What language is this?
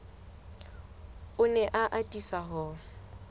Southern Sotho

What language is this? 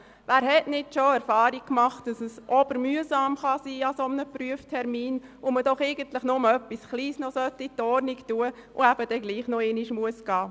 Swiss German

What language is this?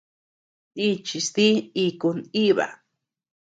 Tepeuxila Cuicatec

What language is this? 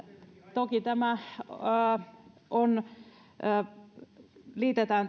Finnish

